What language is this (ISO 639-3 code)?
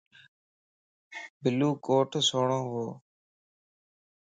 lss